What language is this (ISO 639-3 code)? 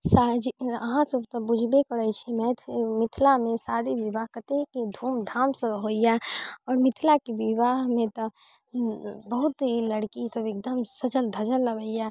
mai